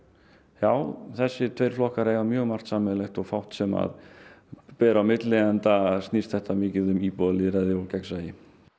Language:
Icelandic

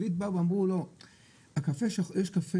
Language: Hebrew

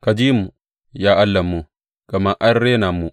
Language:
Hausa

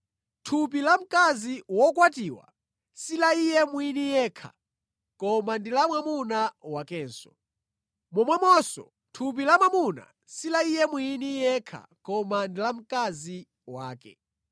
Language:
Nyanja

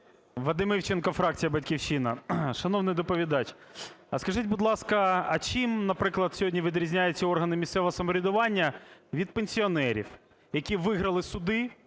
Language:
Ukrainian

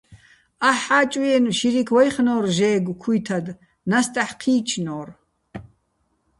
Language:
Bats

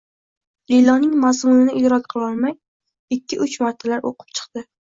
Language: Uzbek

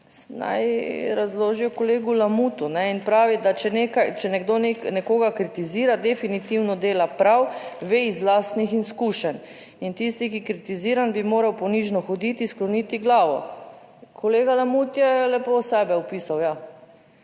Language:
Slovenian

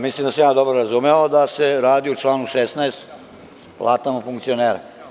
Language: Serbian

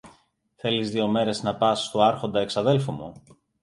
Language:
Greek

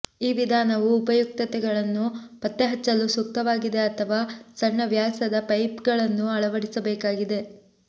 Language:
Kannada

